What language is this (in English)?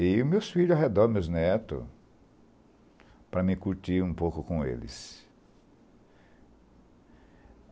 Portuguese